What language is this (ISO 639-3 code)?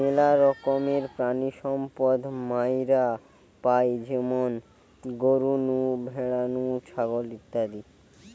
ben